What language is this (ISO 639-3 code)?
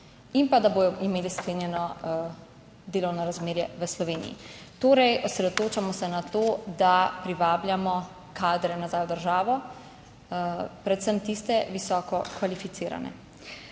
slv